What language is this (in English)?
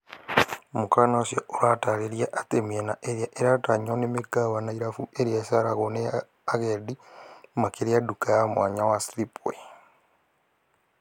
Kikuyu